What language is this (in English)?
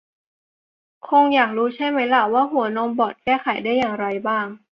Thai